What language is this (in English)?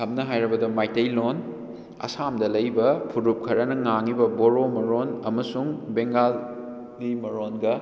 Manipuri